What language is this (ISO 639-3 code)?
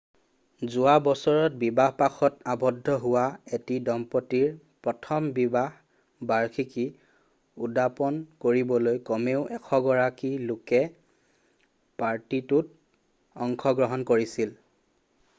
asm